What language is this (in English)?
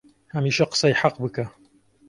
Central Kurdish